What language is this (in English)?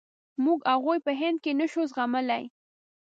Pashto